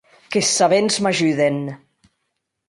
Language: Occitan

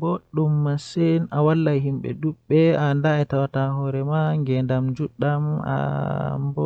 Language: Western Niger Fulfulde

